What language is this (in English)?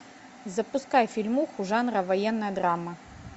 Russian